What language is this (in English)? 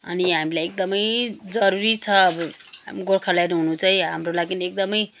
Nepali